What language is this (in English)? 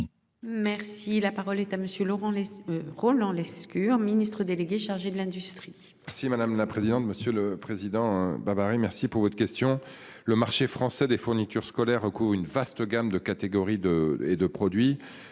French